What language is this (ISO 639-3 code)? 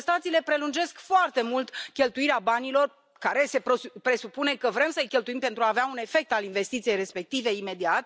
ron